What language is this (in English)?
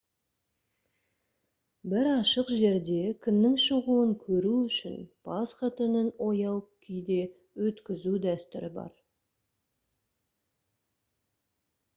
Kazakh